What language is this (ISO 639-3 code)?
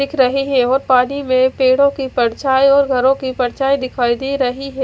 hin